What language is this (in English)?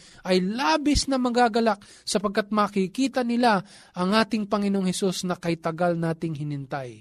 Filipino